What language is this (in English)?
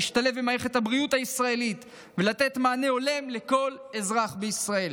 Hebrew